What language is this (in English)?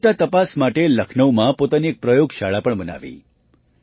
Gujarati